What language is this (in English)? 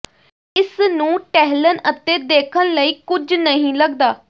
Punjabi